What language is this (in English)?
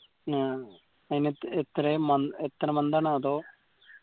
Malayalam